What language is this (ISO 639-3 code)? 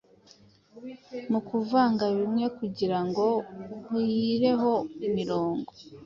kin